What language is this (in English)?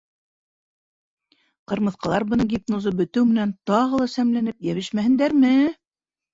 Bashkir